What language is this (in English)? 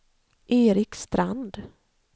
Swedish